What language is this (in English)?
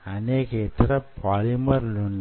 Telugu